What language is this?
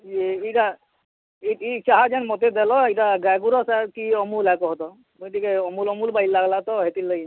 Odia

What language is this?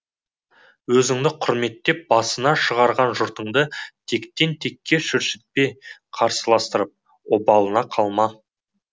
Kazakh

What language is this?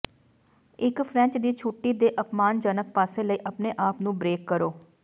Punjabi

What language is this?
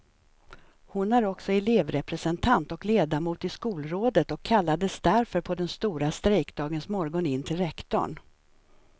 Swedish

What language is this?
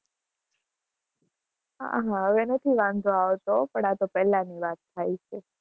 Gujarati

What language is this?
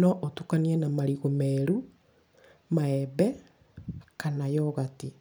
Kikuyu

